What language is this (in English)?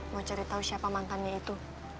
Indonesian